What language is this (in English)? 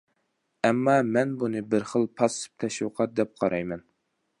Uyghur